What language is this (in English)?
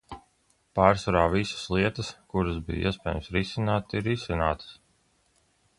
Latvian